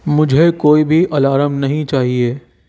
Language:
Urdu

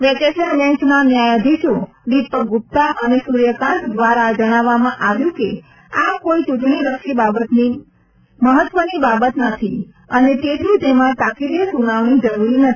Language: Gujarati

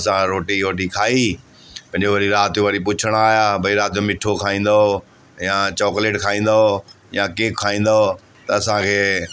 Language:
Sindhi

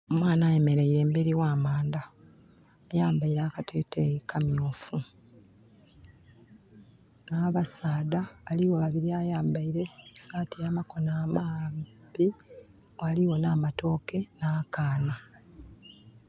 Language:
Soga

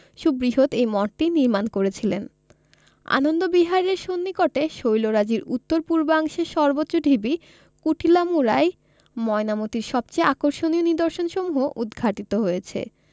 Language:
Bangla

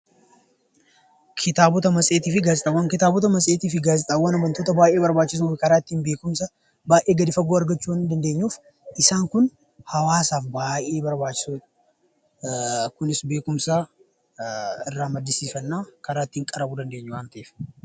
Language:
Oromo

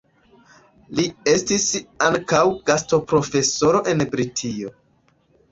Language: Esperanto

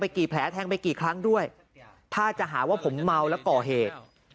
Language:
Thai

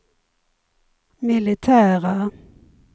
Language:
Swedish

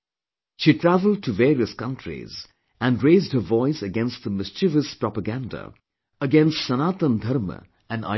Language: English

